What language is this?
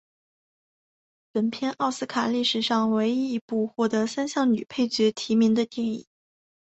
Chinese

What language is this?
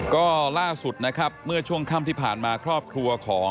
Thai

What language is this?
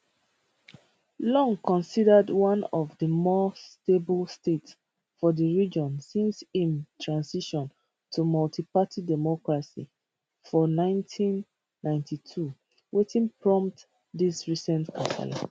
Nigerian Pidgin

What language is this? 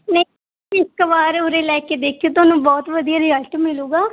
Punjabi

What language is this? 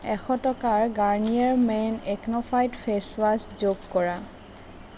Assamese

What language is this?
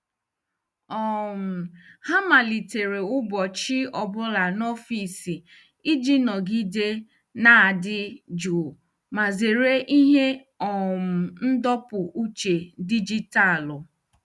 Igbo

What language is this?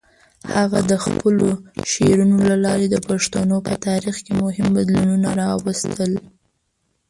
Pashto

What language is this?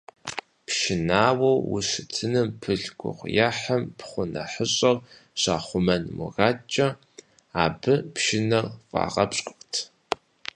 Kabardian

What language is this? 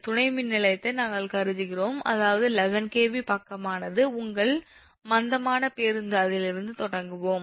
Tamil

